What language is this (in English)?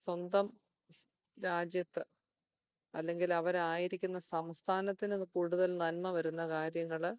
Malayalam